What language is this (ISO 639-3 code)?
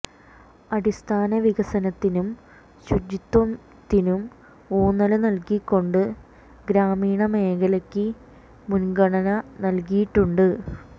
mal